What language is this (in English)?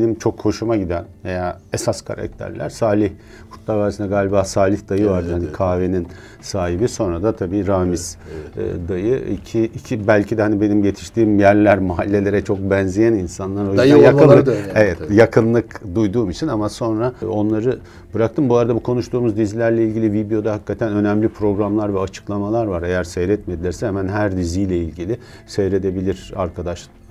Turkish